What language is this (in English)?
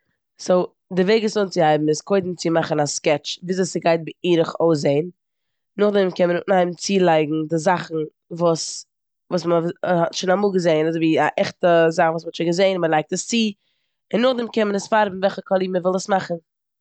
Yiddish